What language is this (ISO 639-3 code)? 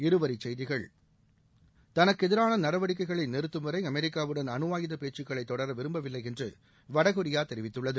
tam